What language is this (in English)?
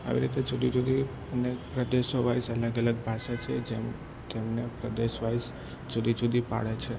Gujarati